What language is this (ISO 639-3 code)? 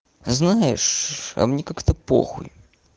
rus